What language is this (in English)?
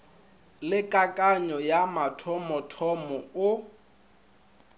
Northern Sotho